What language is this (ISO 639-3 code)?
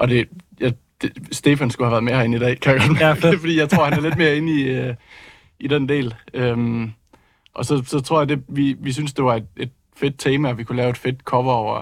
dan